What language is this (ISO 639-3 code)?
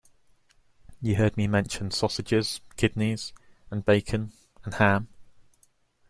eng